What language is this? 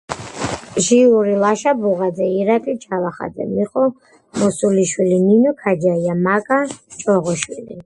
Georgian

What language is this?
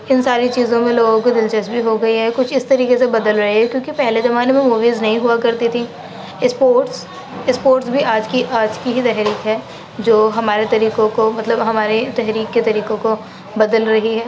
Urdu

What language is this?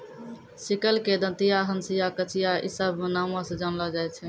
Maithili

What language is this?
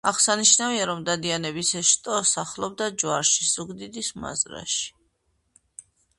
Georgian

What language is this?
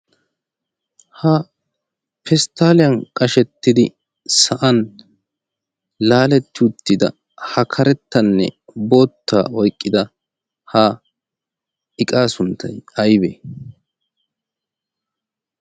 Wolaytta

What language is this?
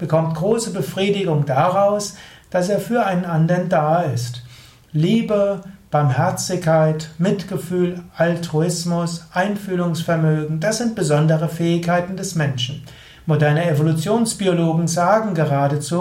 German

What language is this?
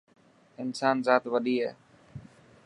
Dhatki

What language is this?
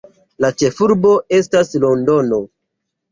Esperanto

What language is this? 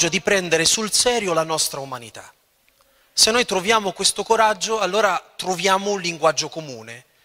Italian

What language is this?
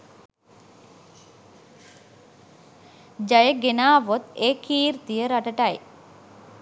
Sinhala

